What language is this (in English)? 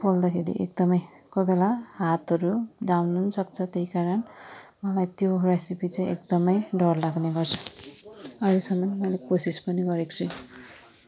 Nepali